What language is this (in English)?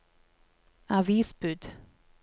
Norwegian